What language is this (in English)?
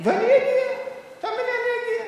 Hebrew